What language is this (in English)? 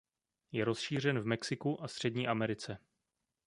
Czech